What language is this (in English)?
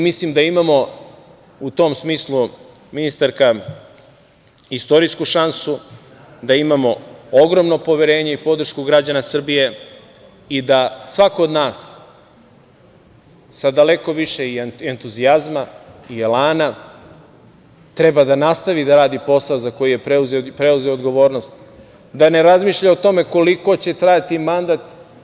Serbian